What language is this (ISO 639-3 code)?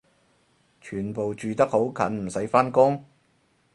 yue